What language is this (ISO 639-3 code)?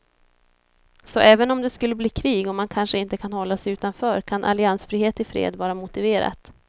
swe